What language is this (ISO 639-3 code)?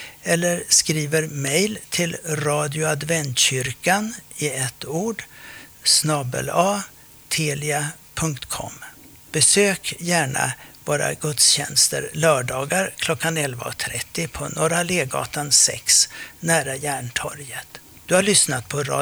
swe